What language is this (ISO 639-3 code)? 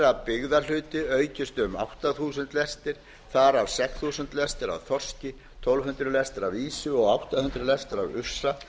isl